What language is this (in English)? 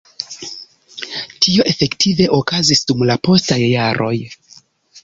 Esperanto